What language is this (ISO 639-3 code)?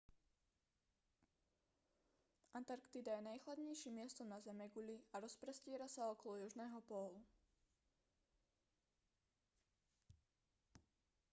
slk